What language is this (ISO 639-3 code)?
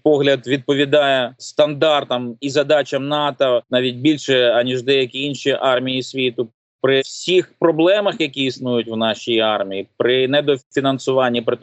ukr